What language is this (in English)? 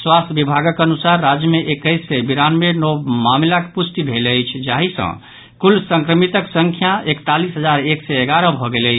Maithili